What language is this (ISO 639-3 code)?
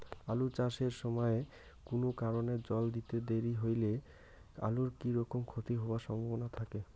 ben